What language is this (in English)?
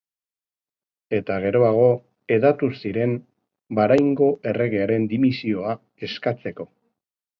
Basque